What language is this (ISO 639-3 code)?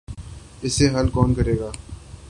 urd